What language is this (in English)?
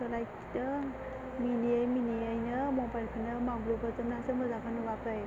Bodo